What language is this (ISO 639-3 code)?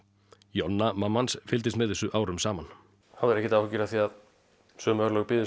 isl